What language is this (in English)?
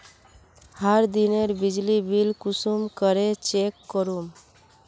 Magahi